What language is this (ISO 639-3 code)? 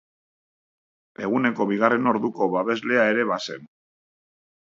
eus